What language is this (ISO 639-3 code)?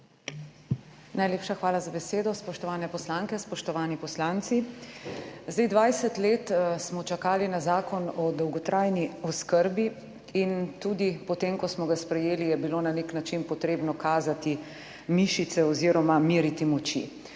slv